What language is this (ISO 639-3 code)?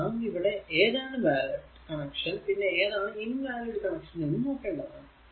mal